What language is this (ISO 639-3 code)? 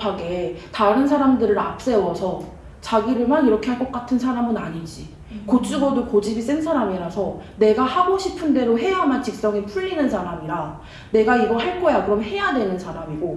kor